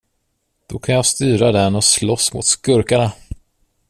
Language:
Swedish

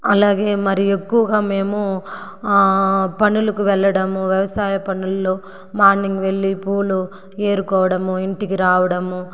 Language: Telugu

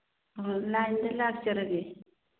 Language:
Manipuri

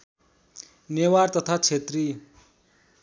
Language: Nepali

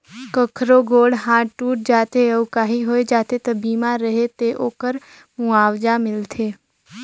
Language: Chhattisgarhi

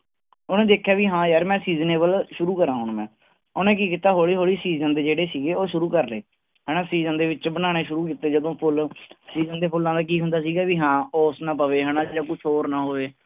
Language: Punjabi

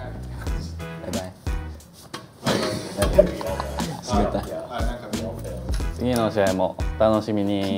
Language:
Japanese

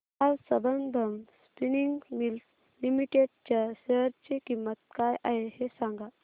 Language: Marathi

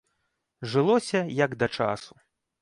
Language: Belarusian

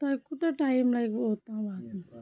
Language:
Kashmiri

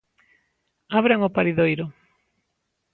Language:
Galician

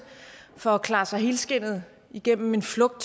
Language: Danish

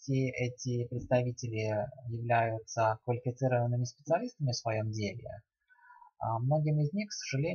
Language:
Russian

